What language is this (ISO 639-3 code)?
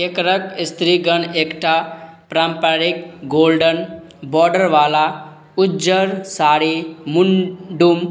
mai